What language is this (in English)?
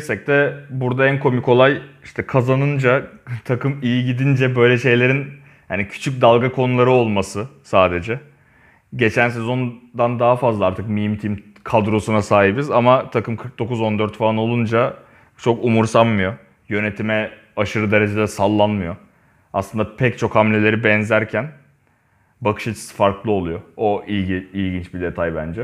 Turkish